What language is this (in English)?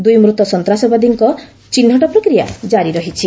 Odia